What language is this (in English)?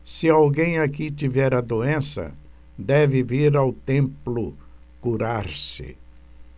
Portuguese